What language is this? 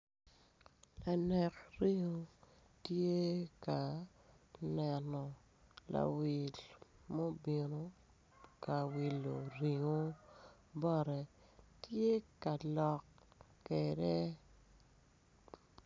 Acoli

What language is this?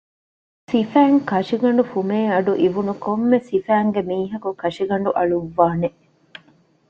Divehi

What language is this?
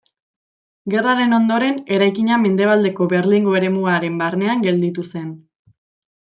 Basque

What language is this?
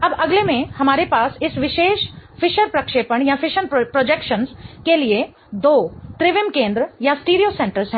Hindi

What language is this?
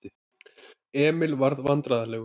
Icelandic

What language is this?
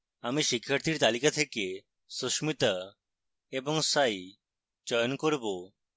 Bangla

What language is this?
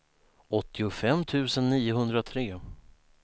Swedish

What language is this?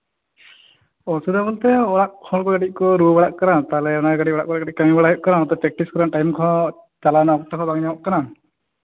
Santali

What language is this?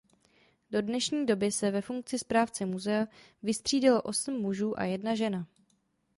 Czech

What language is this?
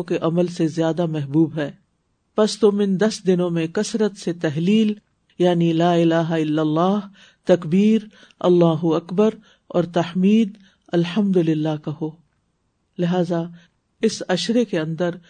Urdu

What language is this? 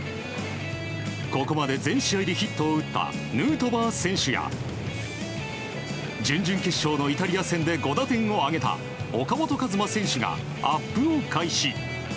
Japanese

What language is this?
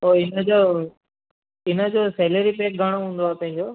Sindhi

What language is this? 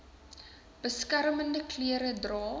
Afrikaans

